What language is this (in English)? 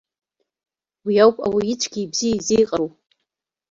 Abkhazian